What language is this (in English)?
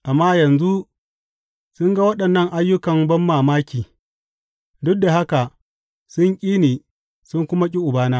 Hausa